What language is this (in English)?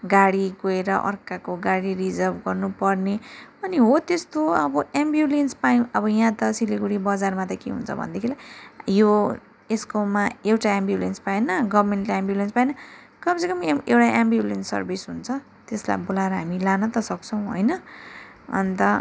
Nepali